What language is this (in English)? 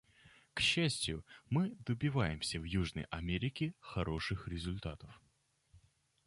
Russian